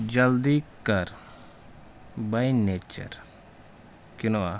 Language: Kashmiri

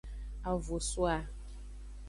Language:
Aja (Benin)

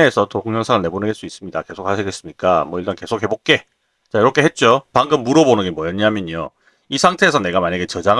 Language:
Korean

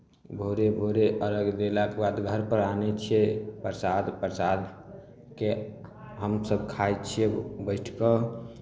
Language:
Maithili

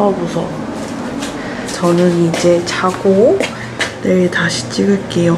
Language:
Korean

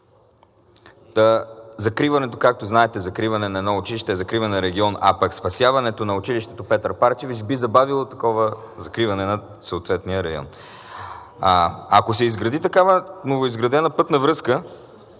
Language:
Bulgarian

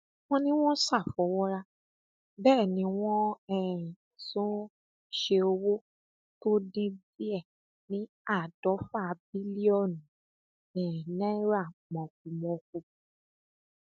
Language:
Yoruba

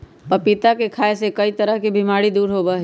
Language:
Magahi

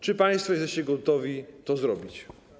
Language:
Polish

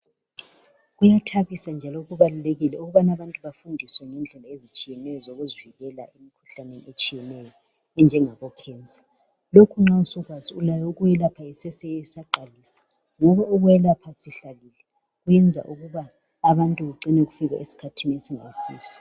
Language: North Ndebele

